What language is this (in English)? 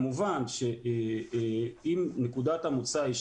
Hebrew